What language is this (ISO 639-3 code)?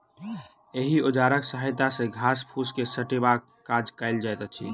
mai